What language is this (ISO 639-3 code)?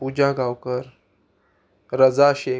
kok